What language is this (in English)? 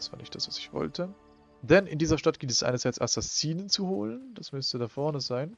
German